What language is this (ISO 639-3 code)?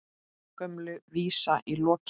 isl